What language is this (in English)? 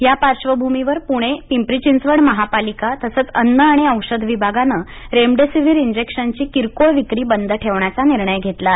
Marathi